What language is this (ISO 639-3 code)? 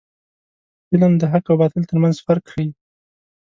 pus